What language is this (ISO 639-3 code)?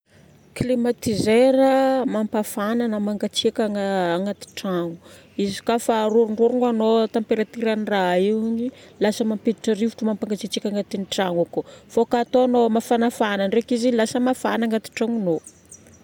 bmm